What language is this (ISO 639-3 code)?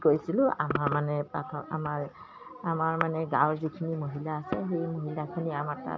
asm